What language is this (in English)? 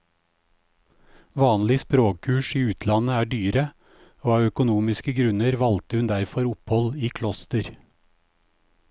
Norwegian